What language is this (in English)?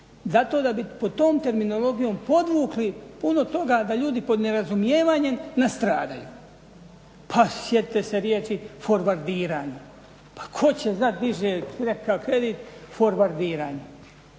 Croatian